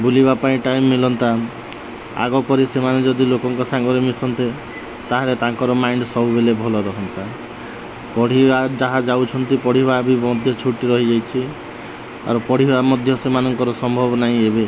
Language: Odia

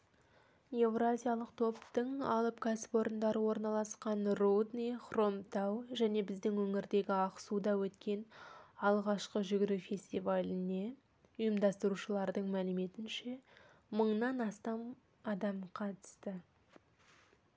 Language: Kazakh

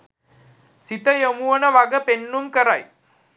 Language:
Sinhala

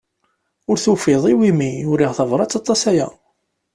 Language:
Kabyle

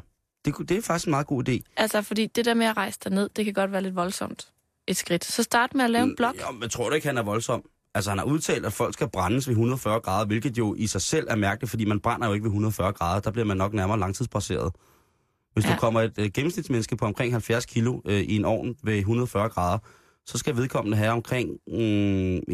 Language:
Danish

